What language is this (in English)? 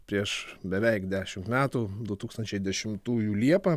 Lithuanian